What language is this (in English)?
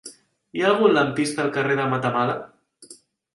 Catalan